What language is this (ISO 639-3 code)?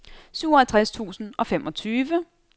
dan